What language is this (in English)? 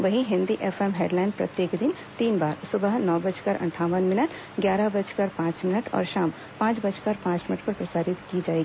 Hindi